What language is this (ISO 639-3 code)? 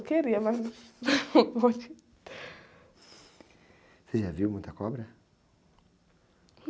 por